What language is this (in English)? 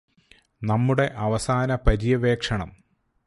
Malayalam